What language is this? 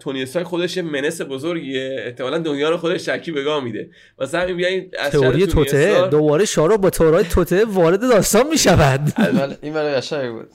Persian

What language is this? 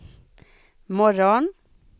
Swedish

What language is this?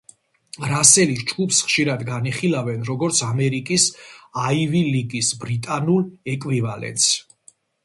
Georgian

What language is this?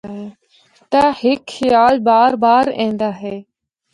Northern Hindko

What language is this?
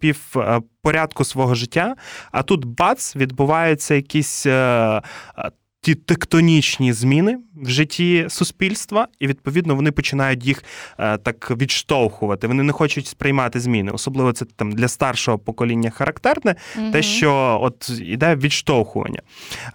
Ukrainian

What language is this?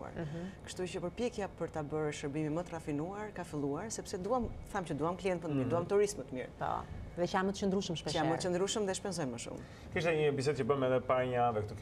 Romanian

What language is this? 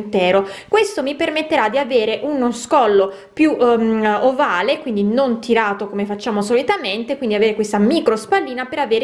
Italian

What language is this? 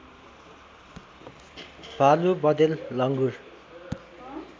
Nepali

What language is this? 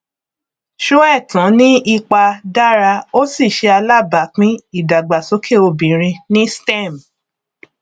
Yoruba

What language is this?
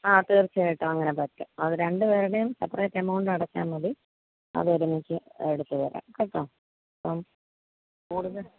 Malayalam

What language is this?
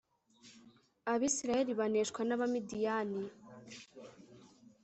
Kinyarwanda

